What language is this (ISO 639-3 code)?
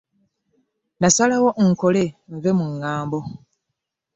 lug